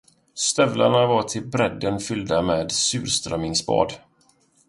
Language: Swedish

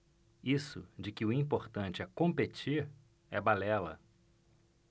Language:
Portuguese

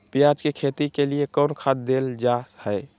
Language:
Magahi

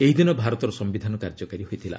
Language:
Odia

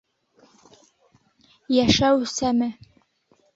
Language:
Bashkir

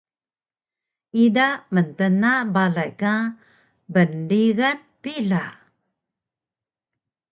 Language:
Taroko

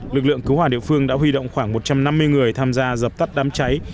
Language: Vietnamese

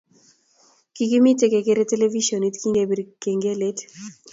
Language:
Kalenjin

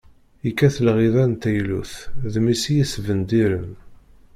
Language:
Kabyle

